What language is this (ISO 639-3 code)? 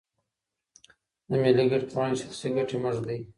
pus